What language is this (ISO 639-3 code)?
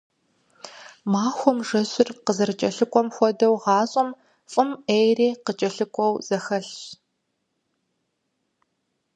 kbd